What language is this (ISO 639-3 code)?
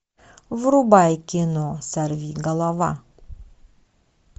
rus